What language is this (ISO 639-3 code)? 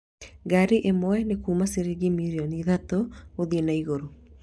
kik